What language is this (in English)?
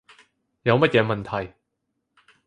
Cantonese